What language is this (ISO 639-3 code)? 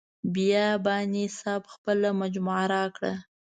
pus